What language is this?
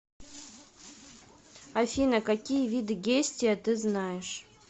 Russian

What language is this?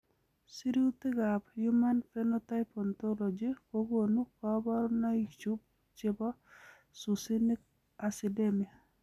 Kalenjin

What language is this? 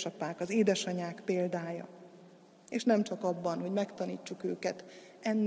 Hungarian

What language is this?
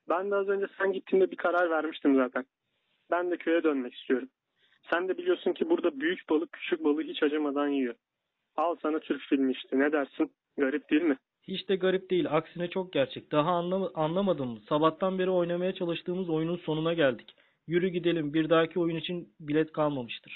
Turkish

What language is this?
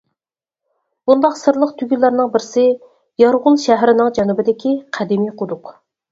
Uyghur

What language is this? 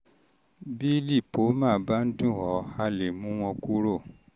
Yoruba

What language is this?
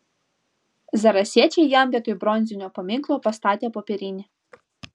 Lithuanian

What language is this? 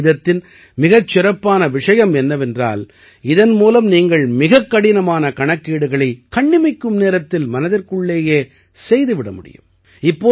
Tamil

